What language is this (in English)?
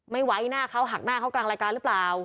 Thai